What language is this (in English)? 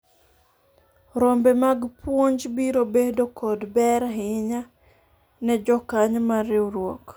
Luo (Kenya and Tanzania)